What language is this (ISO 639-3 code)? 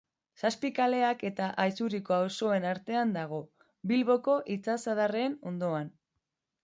eus